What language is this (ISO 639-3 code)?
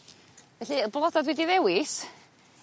cym